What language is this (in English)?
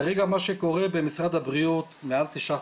Hebrew